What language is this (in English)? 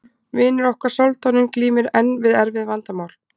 Icelandic